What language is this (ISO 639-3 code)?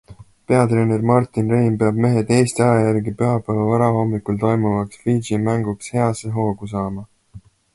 est